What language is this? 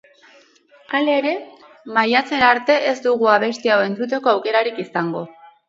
Basque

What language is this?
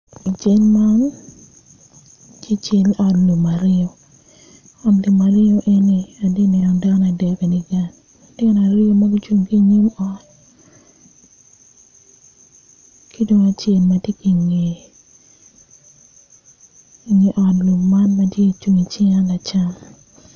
Acoli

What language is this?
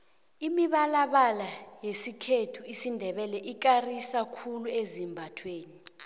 South Ndebele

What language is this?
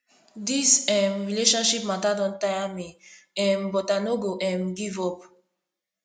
Nigerian Pidgin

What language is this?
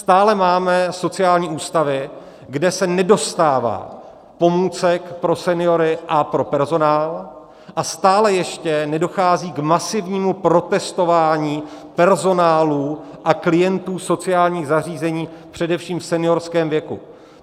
Czech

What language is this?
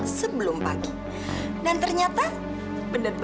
Indonesian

